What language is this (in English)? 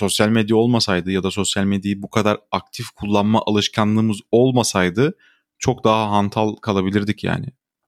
Turkish